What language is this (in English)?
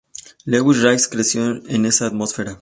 Spanish